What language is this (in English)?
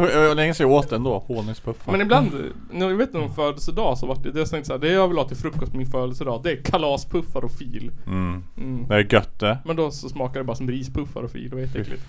Swedish